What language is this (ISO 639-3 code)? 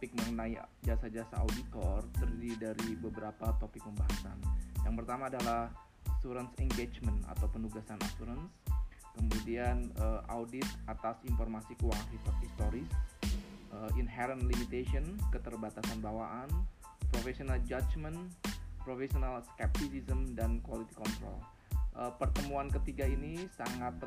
ind